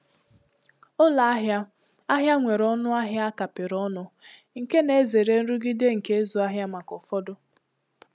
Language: Igbo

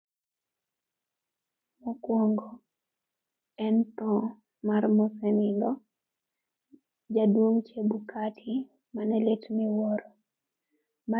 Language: Luo (Kenya and Tanzania)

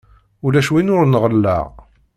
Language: Kabyle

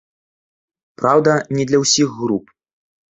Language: Belarusian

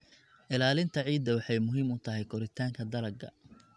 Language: Somali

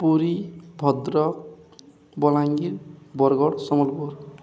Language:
Odia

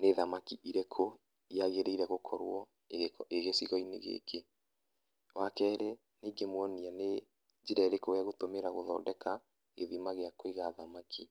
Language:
Kikuyu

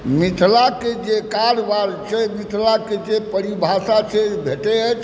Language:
Maithili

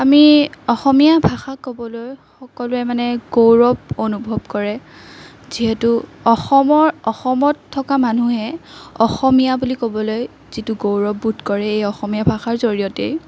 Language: Assamese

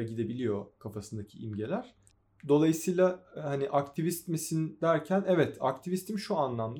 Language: Turkish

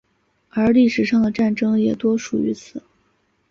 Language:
Chinese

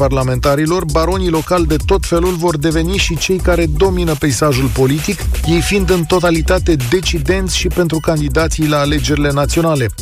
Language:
Romanian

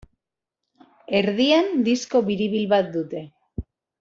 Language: Basque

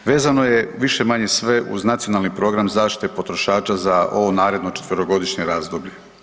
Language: Croatian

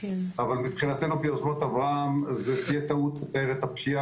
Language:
Hebrew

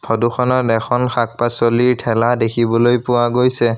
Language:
Assamese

